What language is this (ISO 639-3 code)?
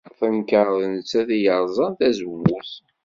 kab